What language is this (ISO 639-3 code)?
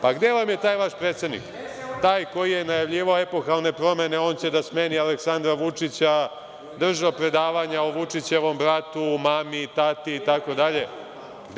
srp